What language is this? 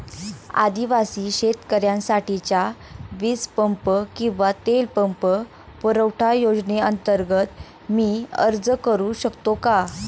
Marathi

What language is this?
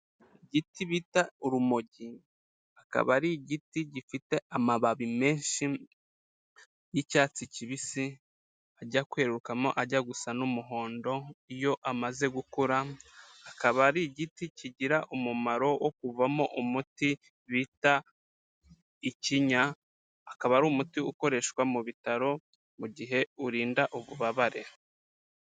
Kinyarwanda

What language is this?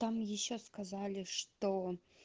Russian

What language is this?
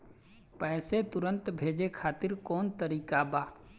Bhojpuri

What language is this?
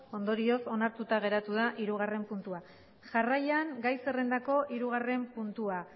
Basque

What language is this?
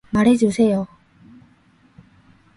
Korean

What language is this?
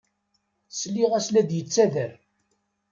Kabyle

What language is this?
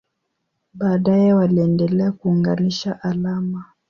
Swahili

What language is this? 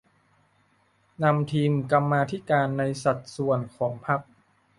Thai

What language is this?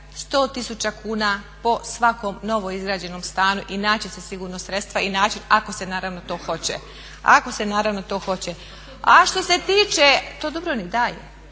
Croatian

